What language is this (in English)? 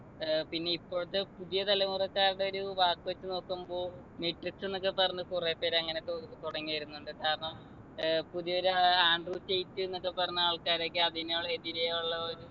Malayalam